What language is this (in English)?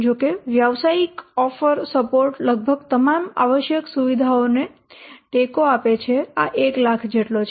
Gujarati